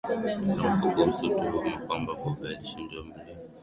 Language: Swahili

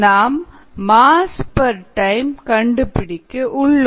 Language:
Tamil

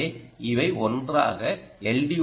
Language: Tamil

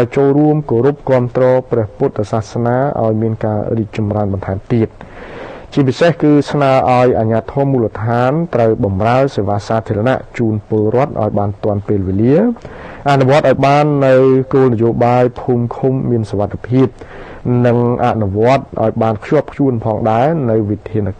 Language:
Thai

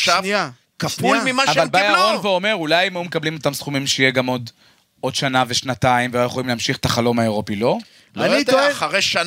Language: Hebrew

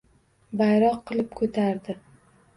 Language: Uzbek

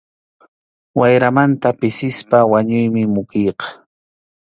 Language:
Arequipa-La Unión Quechua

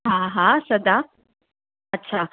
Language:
Sindhi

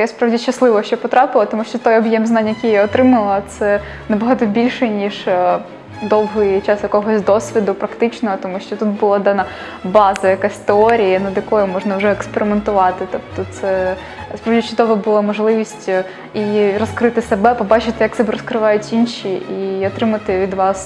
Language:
Ukrainian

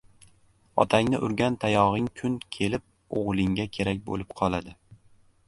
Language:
Uzbek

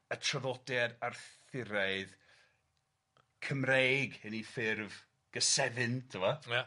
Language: Welsh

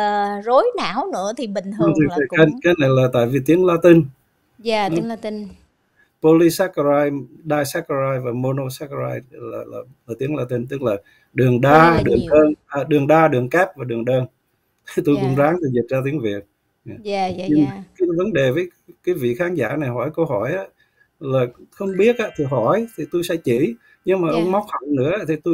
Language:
Vietnamese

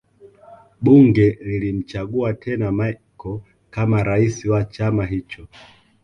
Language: Swahili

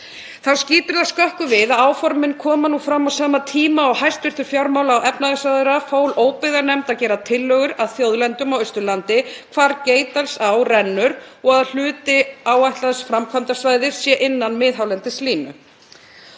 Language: Icelandic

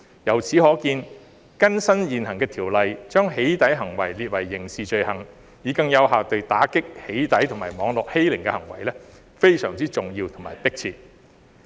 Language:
Cantonese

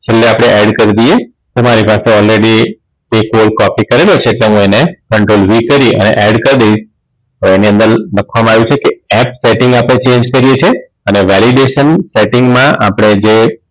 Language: Gujarati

